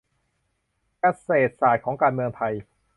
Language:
Thai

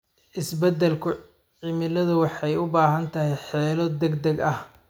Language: Somali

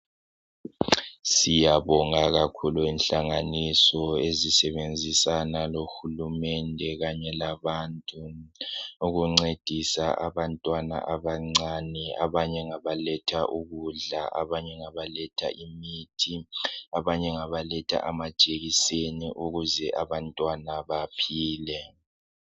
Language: North Ndebele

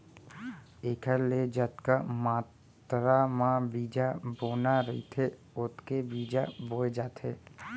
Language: Chhattisgarhi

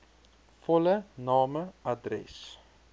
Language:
Afrikaans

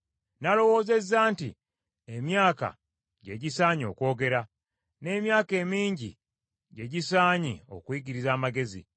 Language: Ganda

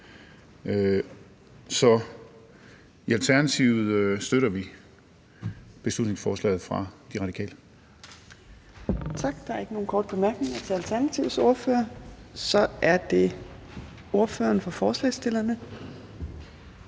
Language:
Danish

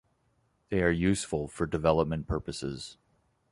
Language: English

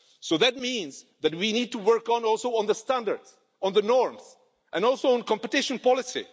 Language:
English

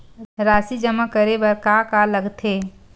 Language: Chhattisgarhi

